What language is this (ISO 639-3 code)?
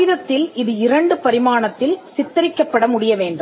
tam